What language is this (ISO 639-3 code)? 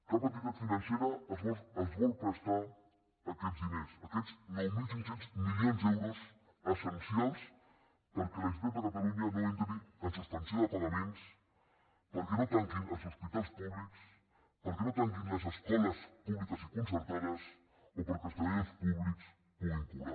cat